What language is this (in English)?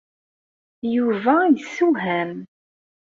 Kabyle